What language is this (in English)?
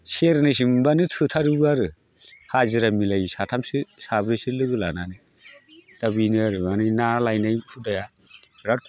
Bodo